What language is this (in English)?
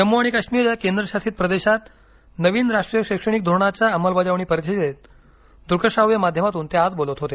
Marathi